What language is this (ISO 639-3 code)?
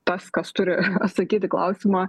lit